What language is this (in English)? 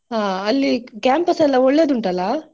Kannada